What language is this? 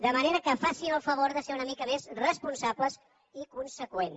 Catalan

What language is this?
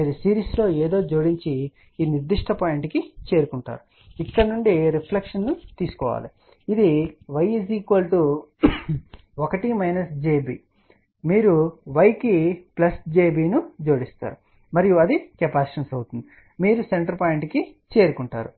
Telugu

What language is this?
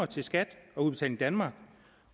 Danish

